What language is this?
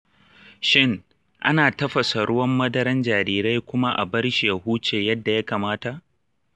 Hausa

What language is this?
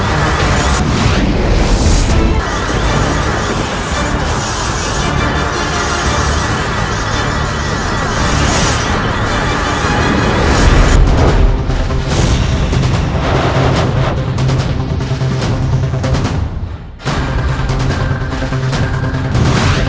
Indonesian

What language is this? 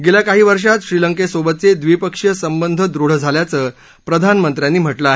Marathi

